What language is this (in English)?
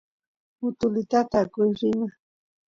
Santiago del Estero Quichua